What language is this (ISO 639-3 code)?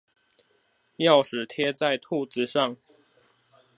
zho